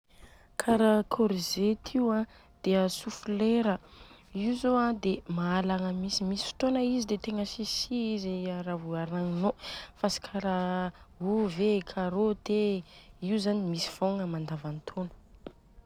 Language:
Southern Betsimisaraka Malagasy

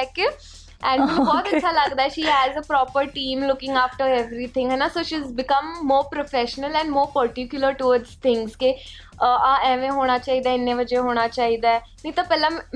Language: Punjabi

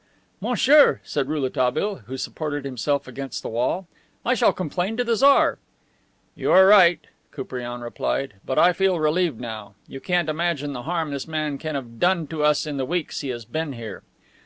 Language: English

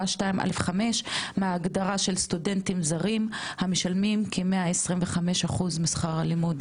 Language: Hebrew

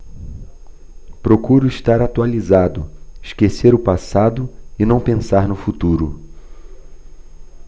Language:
Portuguese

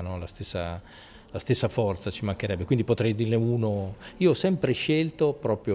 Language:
Italian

